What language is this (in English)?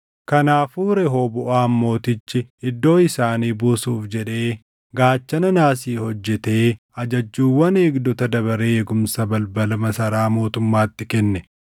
Oromo